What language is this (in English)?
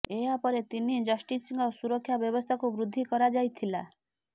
Odia